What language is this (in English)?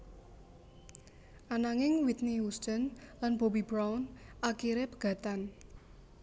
Javanese